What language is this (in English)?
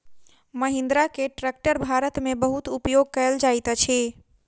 Maithili